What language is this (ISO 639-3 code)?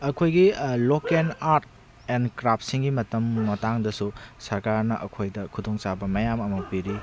mni